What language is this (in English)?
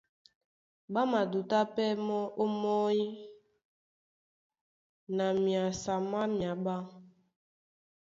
Duala